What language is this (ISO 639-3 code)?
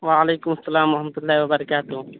urd